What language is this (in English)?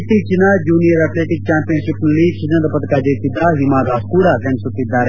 Kannada